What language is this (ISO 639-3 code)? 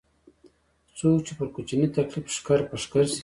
pus